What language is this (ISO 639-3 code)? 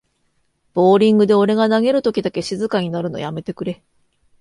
jpn